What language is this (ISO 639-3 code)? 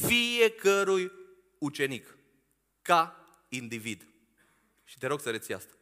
ron